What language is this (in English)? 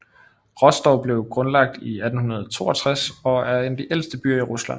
Danish